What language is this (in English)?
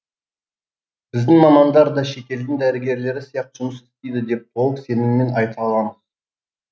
Kazakh